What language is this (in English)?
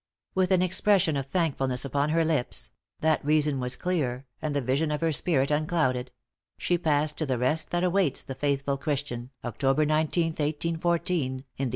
English